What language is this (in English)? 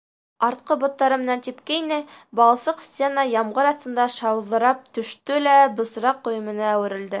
Bashkir